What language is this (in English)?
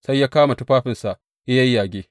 Hausa